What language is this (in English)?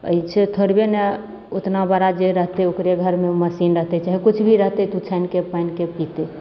Maithili